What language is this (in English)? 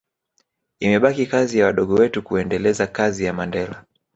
Swahili